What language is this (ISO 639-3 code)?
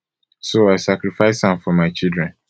pcm